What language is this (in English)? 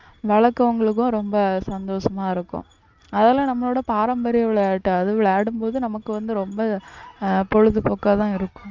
Tamil